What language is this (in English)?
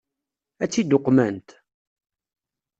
Kabyle